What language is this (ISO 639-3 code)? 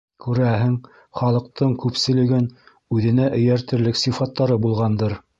bak